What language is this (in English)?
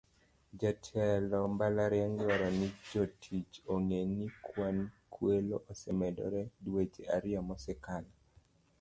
Luo (Kenya and Tanzania)